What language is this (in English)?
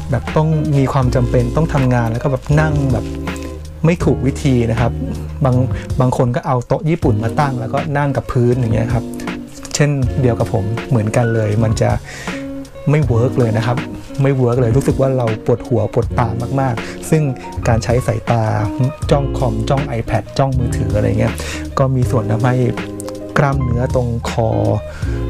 Thai